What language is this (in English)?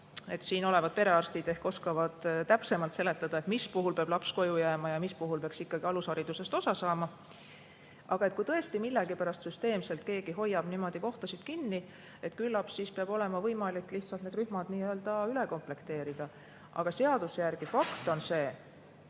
Estonian